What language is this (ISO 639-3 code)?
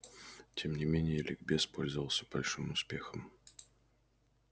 rus